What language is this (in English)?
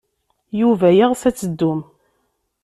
Kabyle